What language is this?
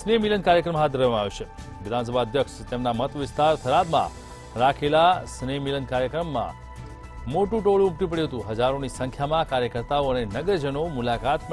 Hindi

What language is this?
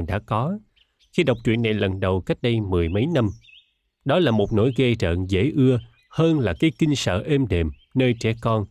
Vietnamese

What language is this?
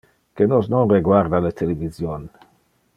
Interlingua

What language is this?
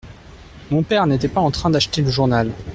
French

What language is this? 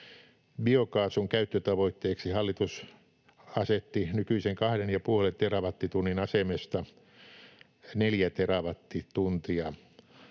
Finnish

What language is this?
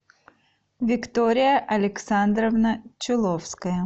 Russian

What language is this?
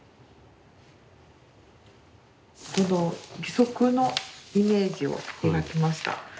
Japanese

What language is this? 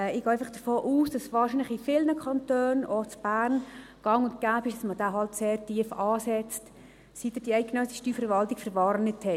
Swiss German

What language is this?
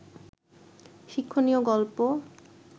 Bangla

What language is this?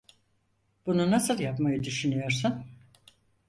Turkish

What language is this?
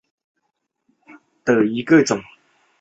Chinese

